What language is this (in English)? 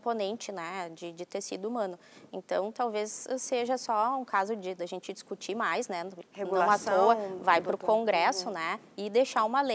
Portuguese